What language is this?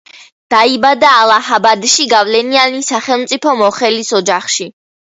Georgian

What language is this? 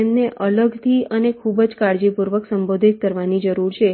Gujarati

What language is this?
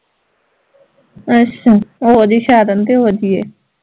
Punjabi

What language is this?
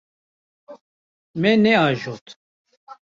Kurdish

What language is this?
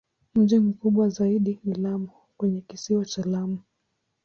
Swahili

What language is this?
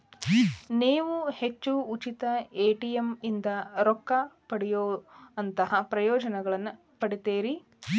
Kannada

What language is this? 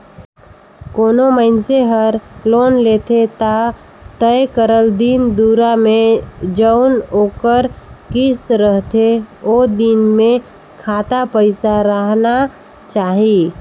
Chhattisgarhi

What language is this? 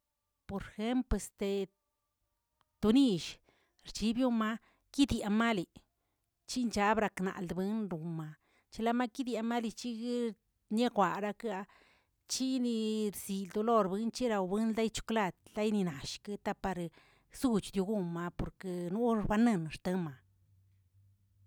Tilquiapan Zapotec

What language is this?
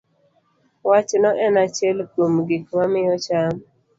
Luo (Kenya and Tanzania)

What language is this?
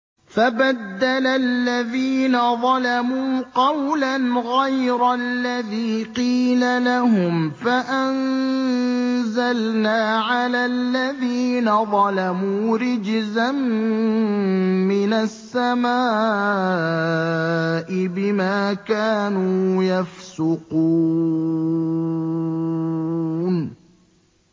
Arabic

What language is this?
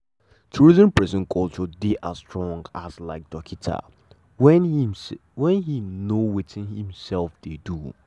Nigerian Pidgin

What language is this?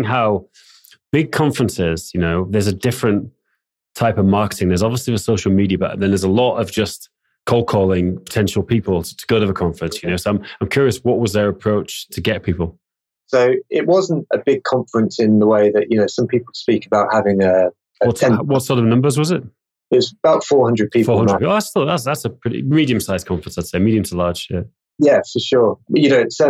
English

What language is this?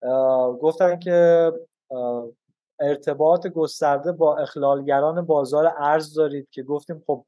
Persian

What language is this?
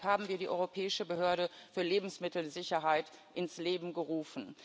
German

